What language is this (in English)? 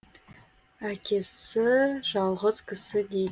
Kazakh